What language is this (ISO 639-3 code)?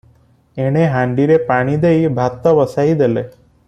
ori